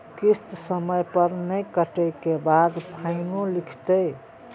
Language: Maithili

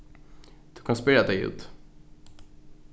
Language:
Faroese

